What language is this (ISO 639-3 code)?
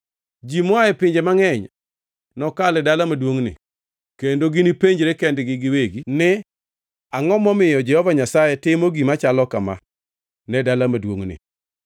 luo